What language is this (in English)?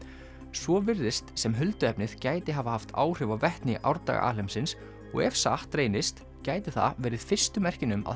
Icelandic